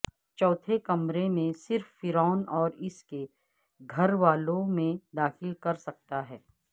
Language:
Urdu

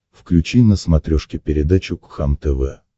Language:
Russian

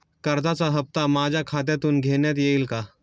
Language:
Marathi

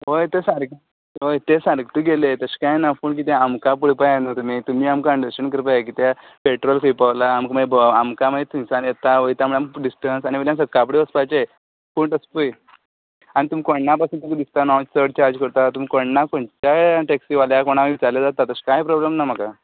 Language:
Konkani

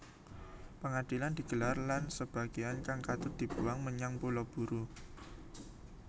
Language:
Javanese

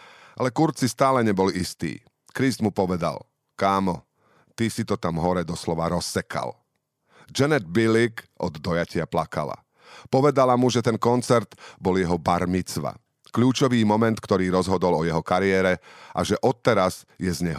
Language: Slovak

